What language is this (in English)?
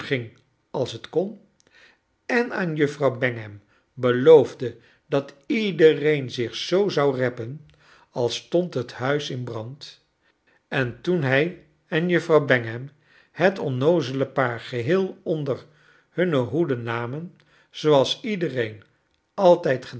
Dutch